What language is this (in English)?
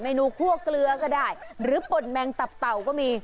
Thai